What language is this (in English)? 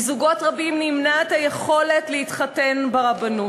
Hebrew